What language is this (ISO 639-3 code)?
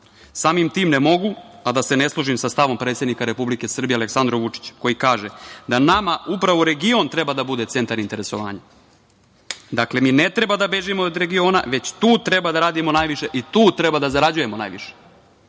srp